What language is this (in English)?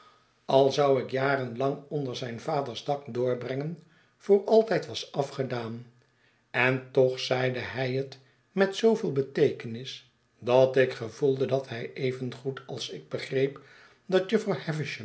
Dutch